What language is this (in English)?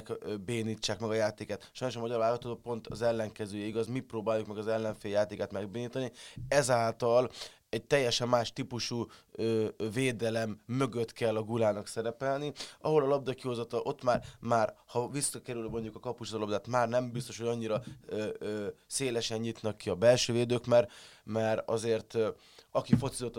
Hungarian